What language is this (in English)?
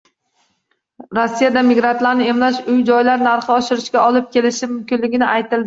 Uzbek